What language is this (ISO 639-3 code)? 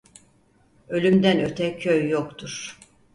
tur